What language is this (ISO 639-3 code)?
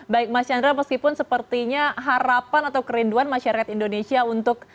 ind